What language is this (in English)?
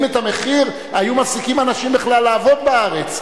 Hebrew